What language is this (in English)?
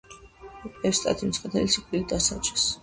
Georgian